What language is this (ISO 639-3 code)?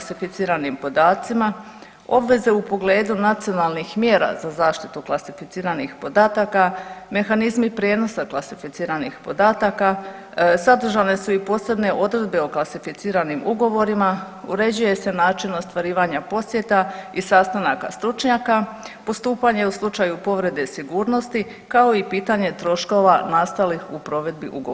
hrv